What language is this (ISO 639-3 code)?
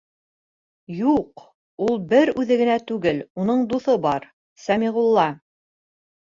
bak